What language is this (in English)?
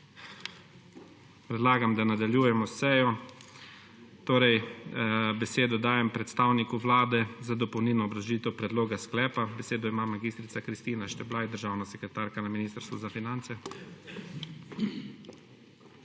Slovenian